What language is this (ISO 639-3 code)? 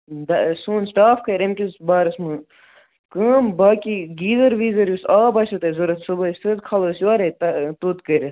kas